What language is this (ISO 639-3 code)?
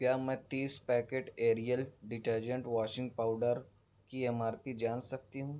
urd